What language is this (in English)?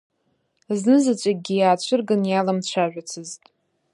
Abkhazian